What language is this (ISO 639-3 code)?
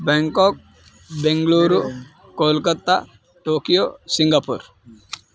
san